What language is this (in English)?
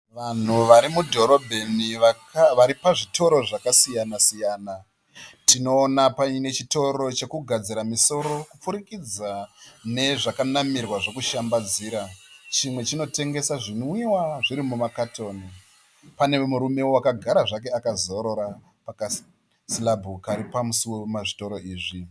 Shona